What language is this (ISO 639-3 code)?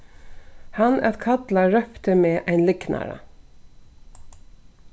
fao